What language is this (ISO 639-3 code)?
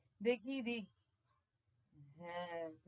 ben